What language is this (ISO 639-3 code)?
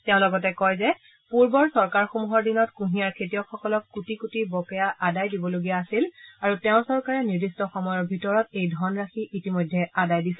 asm